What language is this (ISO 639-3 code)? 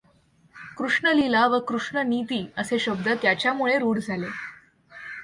mar